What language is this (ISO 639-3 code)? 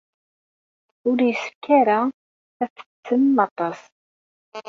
kab